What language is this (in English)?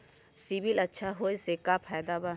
Magahi